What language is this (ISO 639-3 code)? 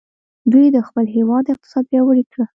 pus